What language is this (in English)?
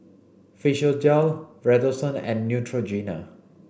English